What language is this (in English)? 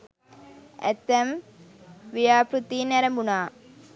Sinhala